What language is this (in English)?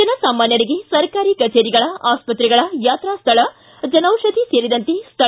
Kannada